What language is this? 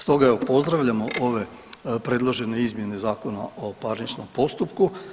Croatian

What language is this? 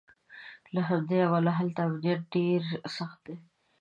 Pashto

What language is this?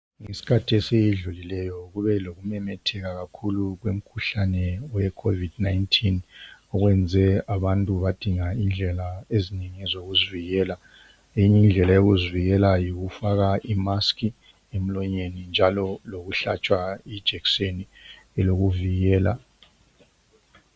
North Ndebele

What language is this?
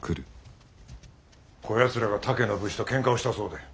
Japanese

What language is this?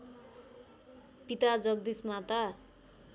Nepali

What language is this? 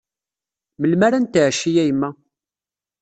Kabyle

